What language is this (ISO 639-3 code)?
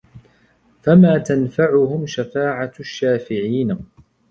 ara